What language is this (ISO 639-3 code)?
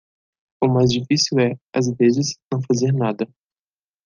por